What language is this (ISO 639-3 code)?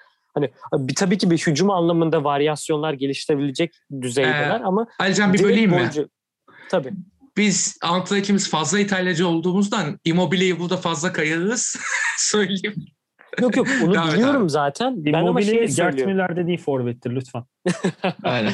tur